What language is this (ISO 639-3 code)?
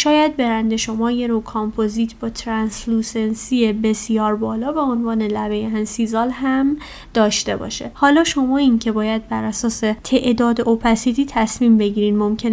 fas